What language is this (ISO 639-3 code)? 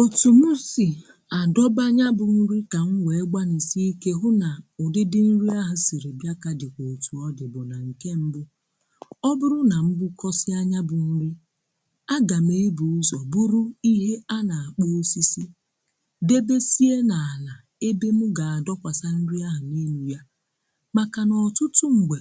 ibo